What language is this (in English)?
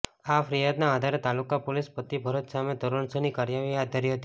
Gujarati